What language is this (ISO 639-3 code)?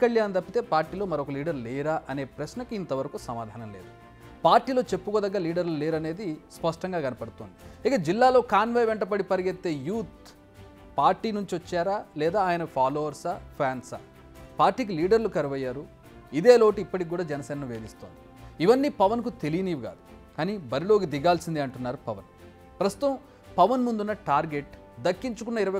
tel